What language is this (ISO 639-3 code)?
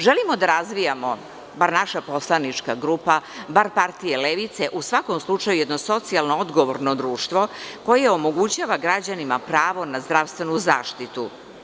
srp